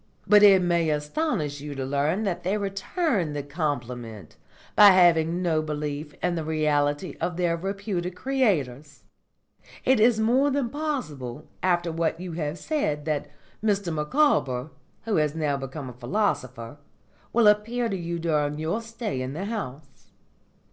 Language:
English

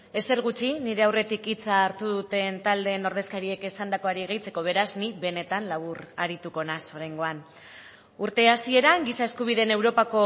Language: Basque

